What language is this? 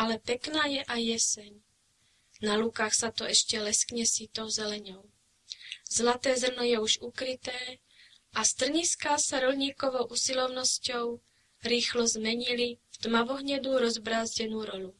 Czech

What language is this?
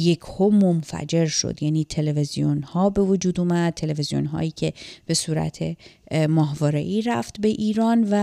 Persian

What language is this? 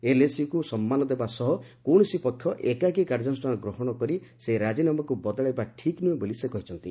Odia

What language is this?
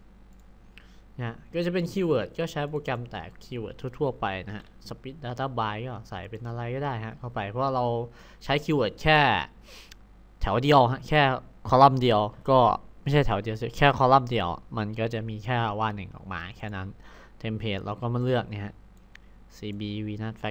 Thai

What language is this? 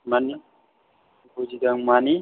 Bodo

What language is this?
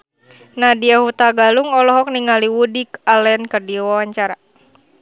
Sundanese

